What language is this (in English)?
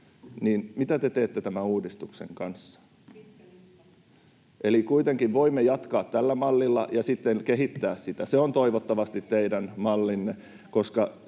Finnish